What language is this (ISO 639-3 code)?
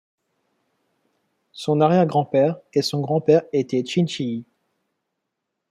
fra